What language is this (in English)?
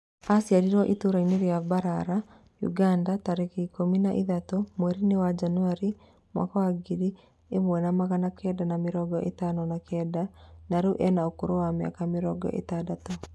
Kikuyu